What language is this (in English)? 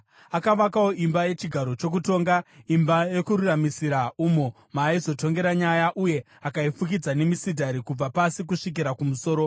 Shona